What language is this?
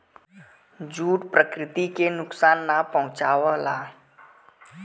Bhojpuri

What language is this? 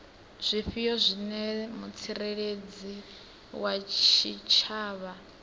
Venda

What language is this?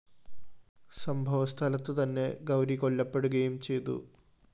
Malayalam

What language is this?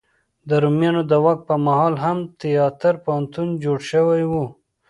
Pashto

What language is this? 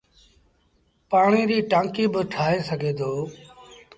Sindhi Bhil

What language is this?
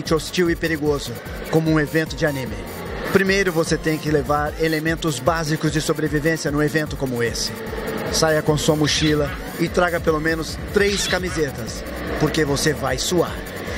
Portuguese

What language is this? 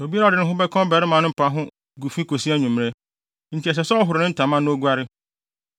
Akan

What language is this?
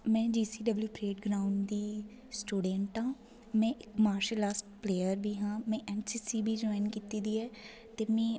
Dogri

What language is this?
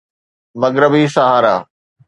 Sindhi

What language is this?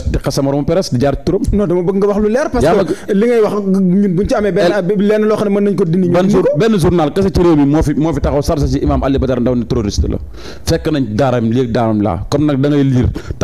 Arabic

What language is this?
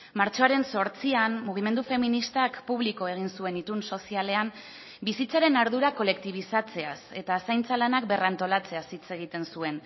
Basque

